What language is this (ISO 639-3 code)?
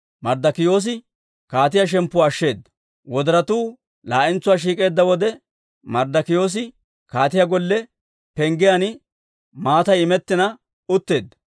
dwr